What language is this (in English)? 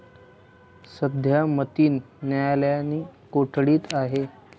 Marathi